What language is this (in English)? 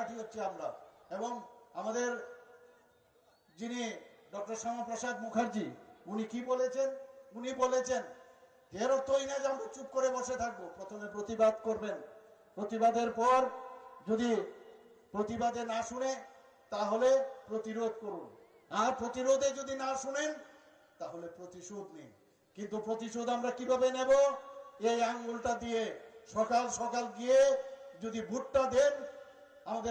Bangla